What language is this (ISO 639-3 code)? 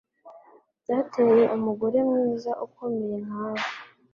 kin